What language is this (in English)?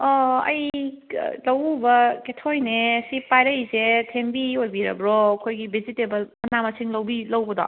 Manipuri